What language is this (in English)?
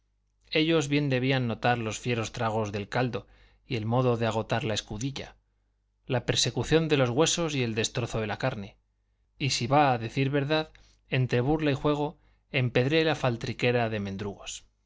Spanish